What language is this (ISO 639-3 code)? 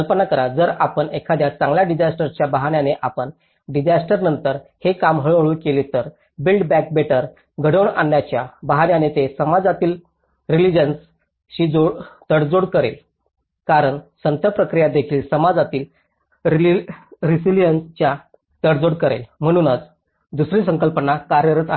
mar